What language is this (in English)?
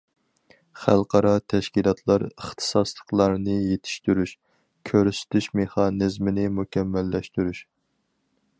Uyghur